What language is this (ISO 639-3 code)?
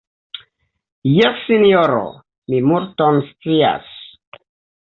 epo